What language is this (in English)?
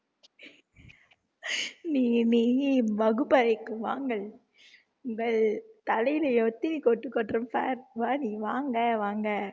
Tamil